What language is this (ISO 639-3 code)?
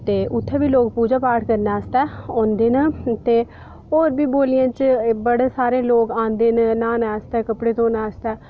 doi